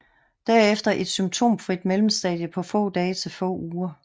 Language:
Danish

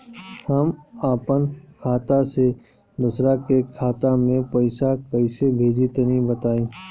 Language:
Bhojpuri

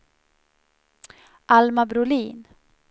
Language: Swedish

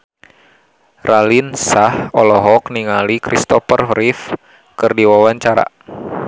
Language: Sundanese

